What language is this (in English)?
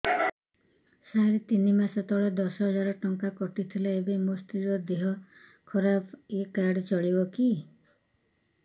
Odia